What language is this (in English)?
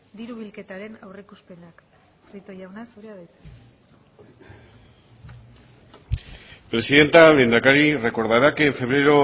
Basque